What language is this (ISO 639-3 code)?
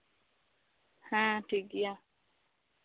sat